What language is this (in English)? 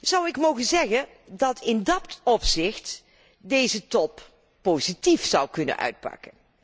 Dutch